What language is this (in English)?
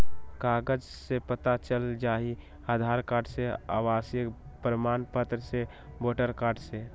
Magahi